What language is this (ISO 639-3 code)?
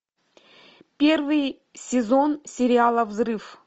rus